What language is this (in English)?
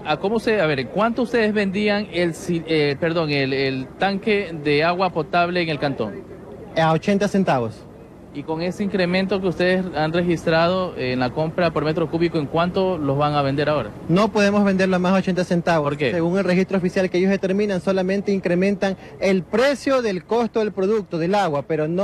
Spanish